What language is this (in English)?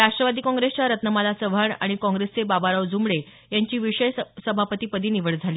Marathi